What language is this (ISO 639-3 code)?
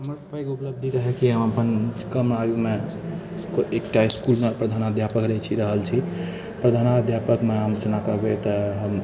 mai